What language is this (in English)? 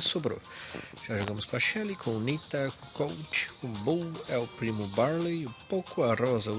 Portuguese